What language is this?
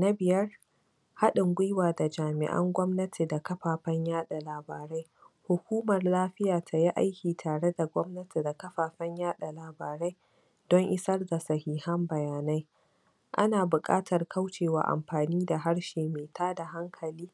Hausa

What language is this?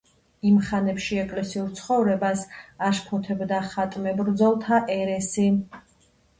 Georgian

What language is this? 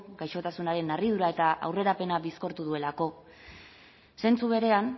Basque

